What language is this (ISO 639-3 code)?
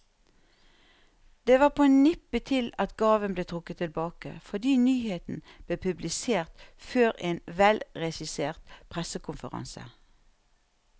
nor